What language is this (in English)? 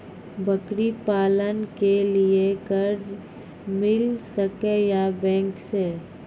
Maithili